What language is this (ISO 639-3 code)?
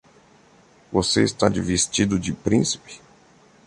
por